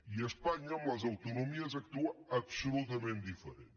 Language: Catalan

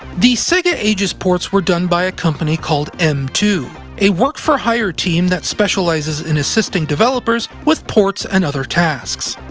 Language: English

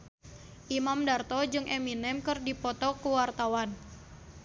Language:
Sundanese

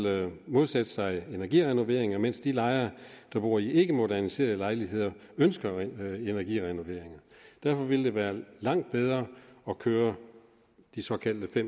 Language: Danish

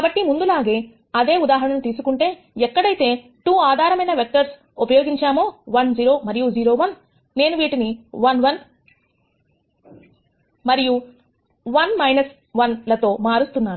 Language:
Telugu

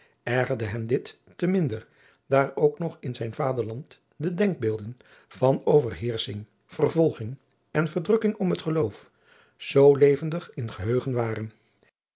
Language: Dutch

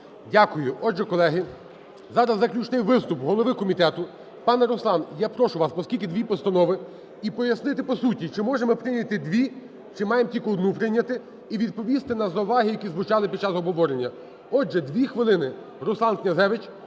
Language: Ukrainian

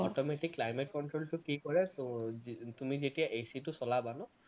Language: Assamese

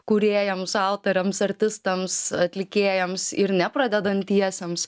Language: Lithuanian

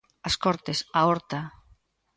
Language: Galician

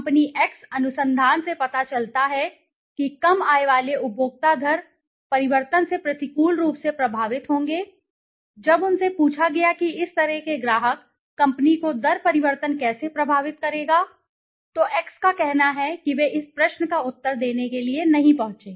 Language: Hindi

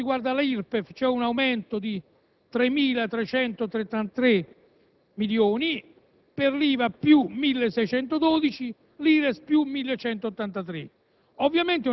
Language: Italian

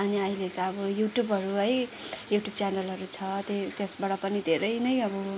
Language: Nepali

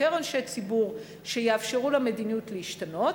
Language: Hebrew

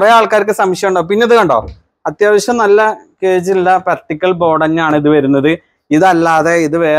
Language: Malayalam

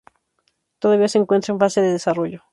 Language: Spanish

